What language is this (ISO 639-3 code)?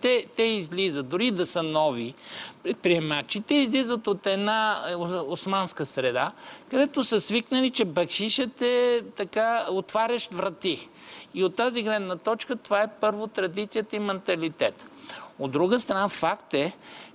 bul